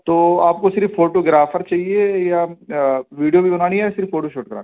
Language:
Urdu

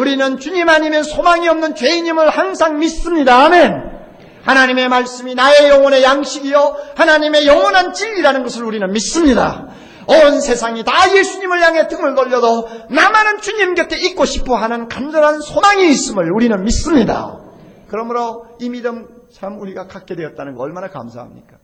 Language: Korean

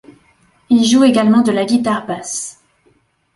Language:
French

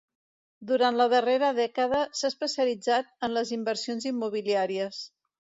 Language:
Catalan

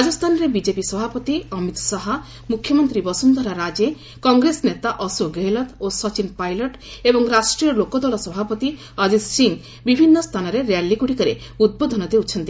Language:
Odia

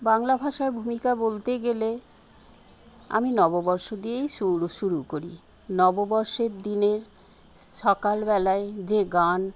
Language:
Bangla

